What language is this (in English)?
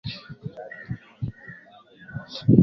Swahili